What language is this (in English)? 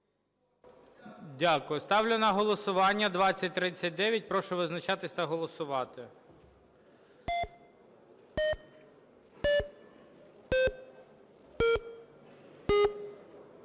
Ukrainian